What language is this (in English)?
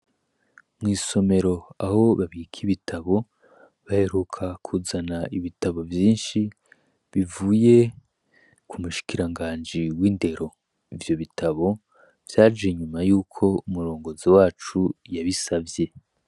Rundi